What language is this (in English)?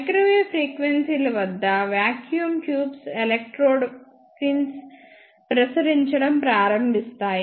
Telugu